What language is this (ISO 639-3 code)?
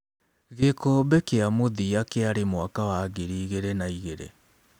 kik